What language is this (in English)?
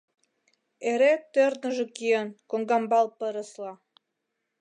Mari